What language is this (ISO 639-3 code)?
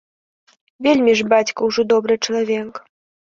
bel